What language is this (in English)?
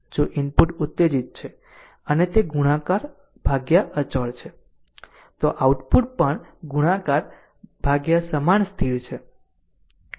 Gujarati